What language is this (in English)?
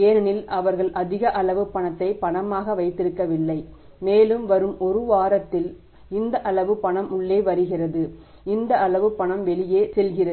Tamil